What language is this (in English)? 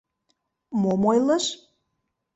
Mari